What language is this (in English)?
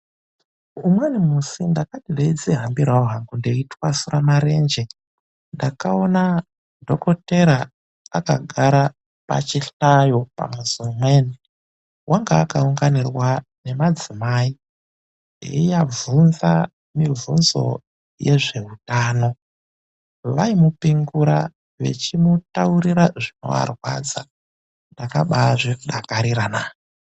Ndau